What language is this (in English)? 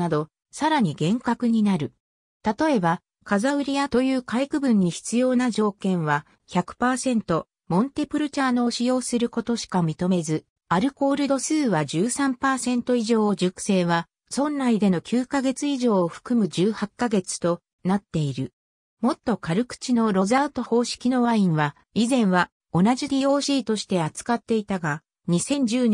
Japanese